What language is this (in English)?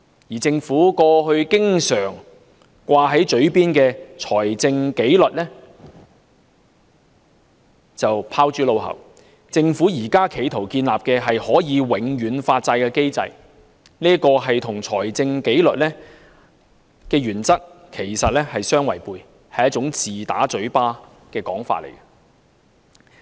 Cantonese